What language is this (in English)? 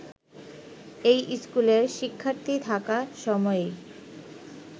Bangla